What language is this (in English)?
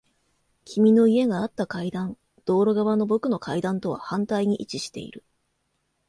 Japanese